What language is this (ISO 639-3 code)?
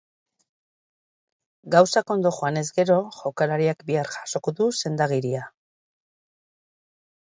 eus